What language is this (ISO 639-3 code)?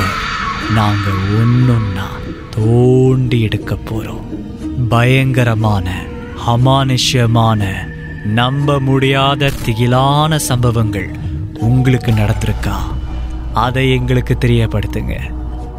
tam